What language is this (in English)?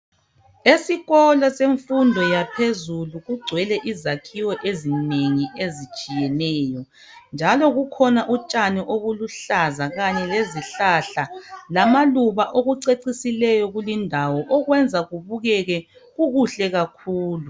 North Ndebele